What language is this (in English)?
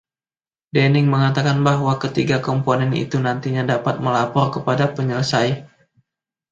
Indonesian